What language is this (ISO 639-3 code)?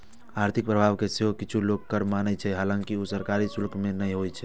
mai